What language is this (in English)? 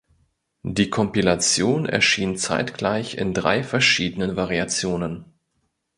German